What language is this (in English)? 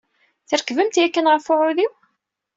Kabyle